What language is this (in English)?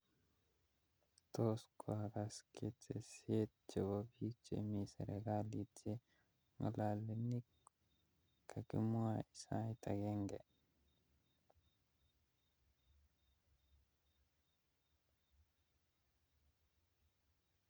Kalenjin